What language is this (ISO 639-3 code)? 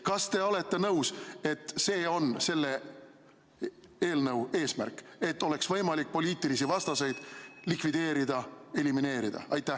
est